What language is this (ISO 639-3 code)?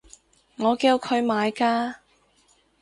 yue